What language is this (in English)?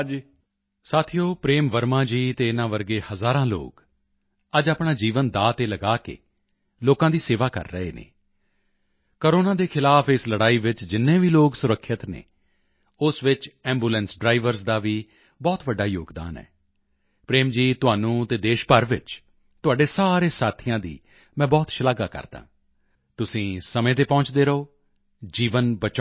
Punjabi